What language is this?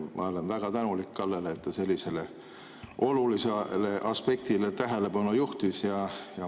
Estonian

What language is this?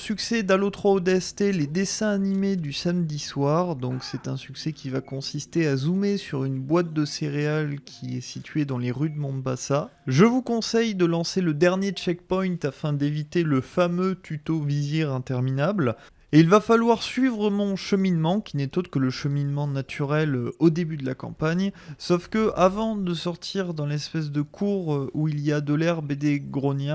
French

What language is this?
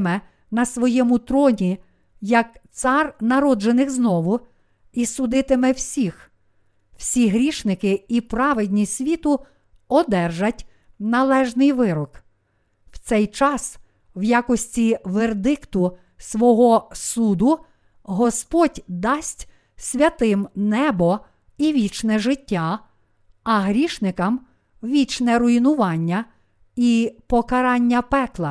Ukrainian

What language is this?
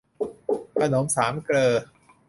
Thai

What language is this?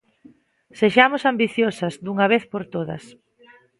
Galician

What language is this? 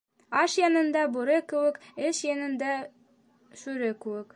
Bashkir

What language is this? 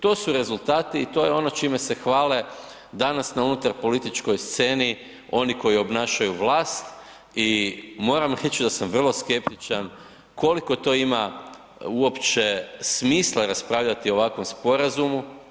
Croatian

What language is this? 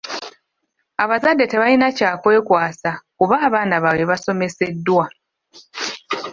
Ganda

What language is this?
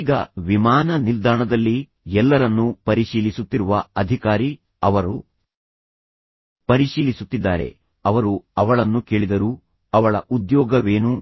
Kannada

